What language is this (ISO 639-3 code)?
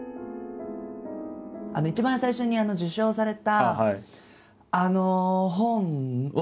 jpn